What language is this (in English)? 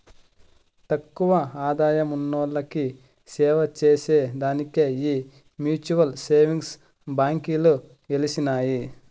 Telugu